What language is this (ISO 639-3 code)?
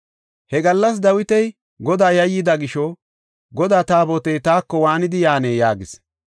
gof